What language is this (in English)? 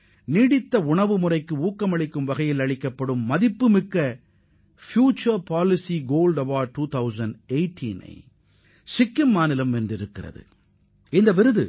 Tamil